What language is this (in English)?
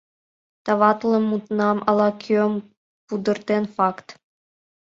Mari